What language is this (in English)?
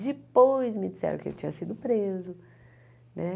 Portuguese